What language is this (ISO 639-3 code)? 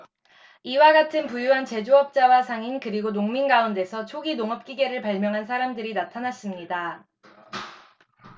kor